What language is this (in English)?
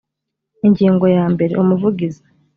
Kinyarwanda